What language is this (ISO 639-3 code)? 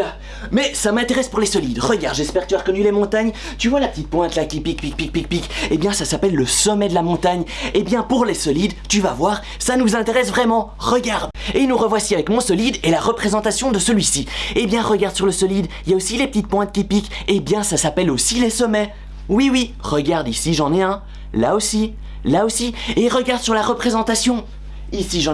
fra